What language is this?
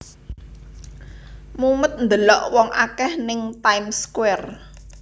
Javanese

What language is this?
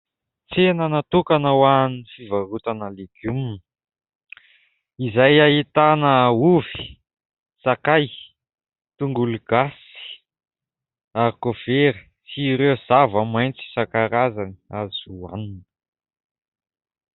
Malagasy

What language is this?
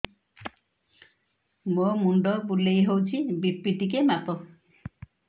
Odia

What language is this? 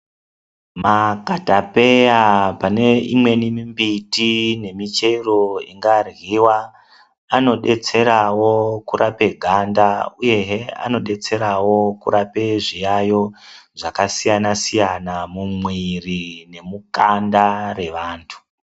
Ndau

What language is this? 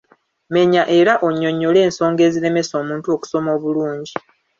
Ganda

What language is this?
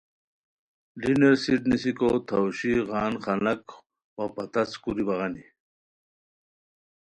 Khowar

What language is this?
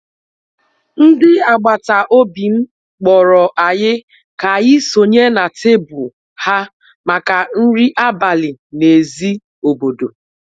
Igbo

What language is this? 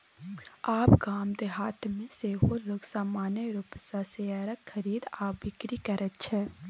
Maithili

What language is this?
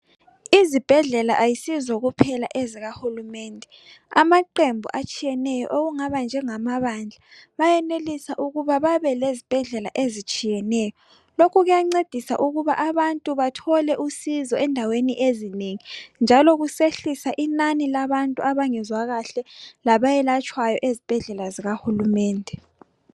North Ndebele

